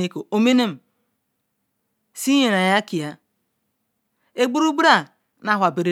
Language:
Ikwere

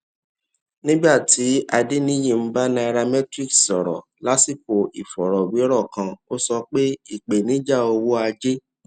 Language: Yoruba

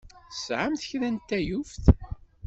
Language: Kabyle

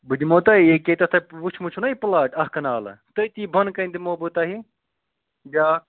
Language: Kashmiri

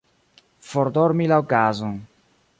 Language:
Esperanto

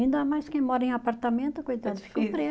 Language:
Portuguese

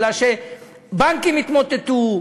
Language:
Hebrew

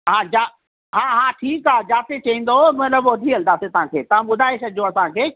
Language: Sindhi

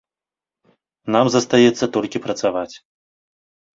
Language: Belarusian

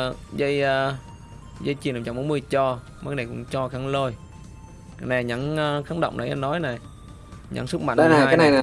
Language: Vietnamese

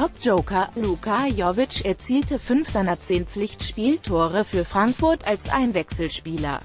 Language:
German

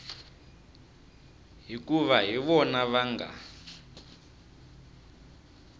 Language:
Tsonga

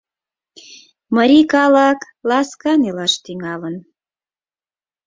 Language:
Mari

